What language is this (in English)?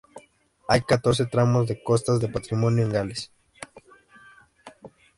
Spanish